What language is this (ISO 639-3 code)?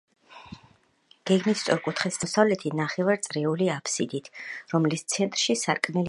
kat